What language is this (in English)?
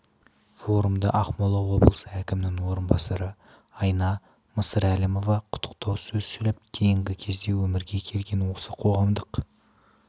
Kazakh